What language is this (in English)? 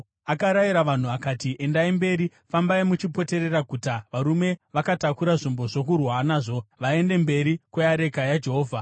Shona